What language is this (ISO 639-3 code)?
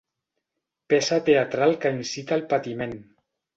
cat